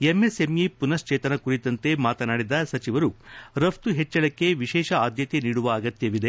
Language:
Kannada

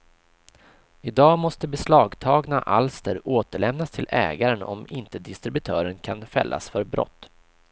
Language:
Swedish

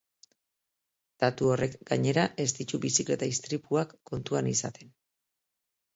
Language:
Basque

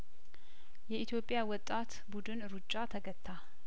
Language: Amharic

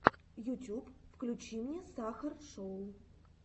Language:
Russian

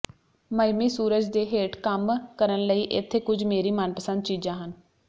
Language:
Punjabi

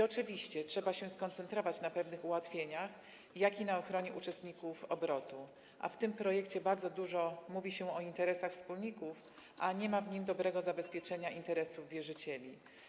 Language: Polish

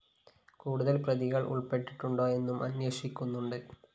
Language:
Malayalam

